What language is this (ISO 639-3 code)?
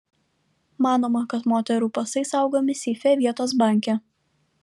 lit